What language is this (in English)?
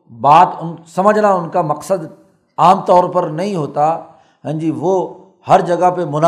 Urdu